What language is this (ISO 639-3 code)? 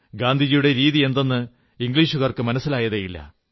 mal